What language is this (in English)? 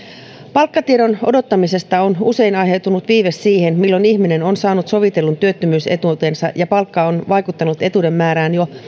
Finnish